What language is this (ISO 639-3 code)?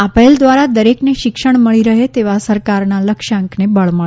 guj